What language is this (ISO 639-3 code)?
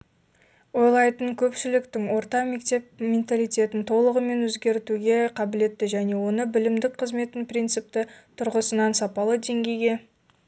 kaz